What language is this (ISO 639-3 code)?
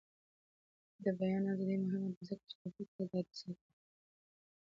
pus